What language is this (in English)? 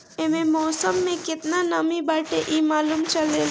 Bhojpuri